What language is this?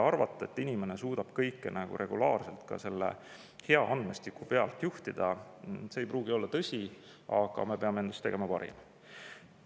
Estonian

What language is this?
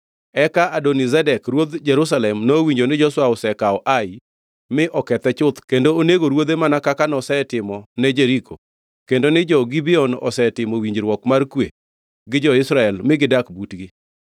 Luo (Kenya and Tanzania)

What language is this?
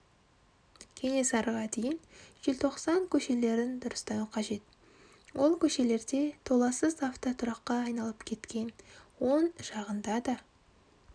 Kazakh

